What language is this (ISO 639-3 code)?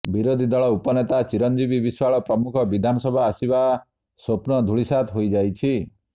ori